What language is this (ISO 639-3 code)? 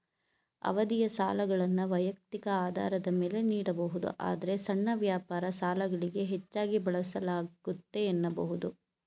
kan